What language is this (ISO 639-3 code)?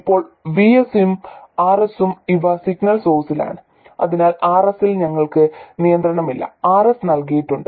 mal